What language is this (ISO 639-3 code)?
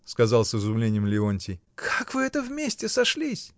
rus